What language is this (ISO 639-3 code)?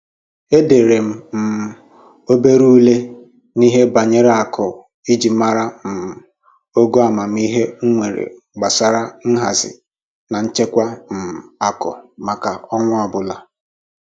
ibo